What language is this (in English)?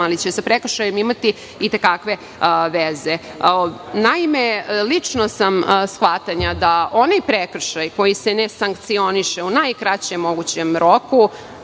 Serbian